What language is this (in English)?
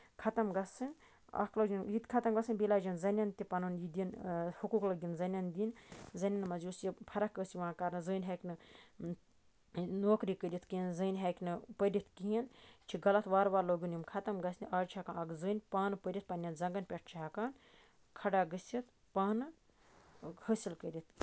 Kashmiri